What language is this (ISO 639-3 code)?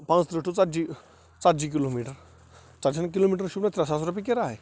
kas